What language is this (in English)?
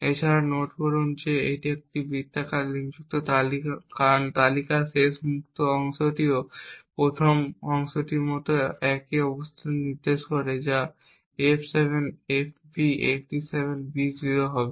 Bangla